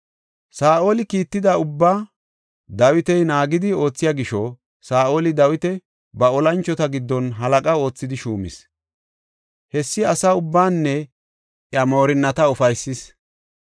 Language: Gofa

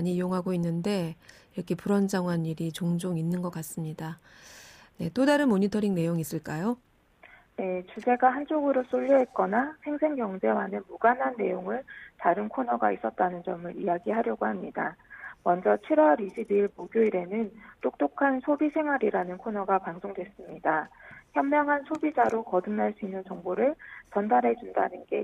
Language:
Korean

